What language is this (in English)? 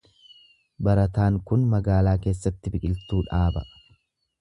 Oromo